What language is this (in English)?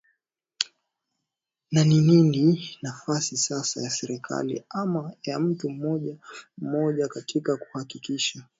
Swahili